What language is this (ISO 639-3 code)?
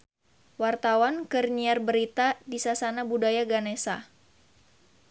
sun